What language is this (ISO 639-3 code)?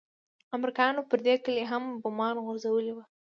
pus